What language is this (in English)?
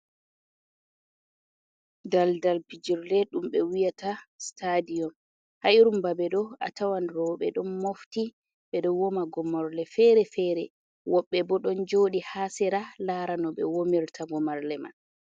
Fula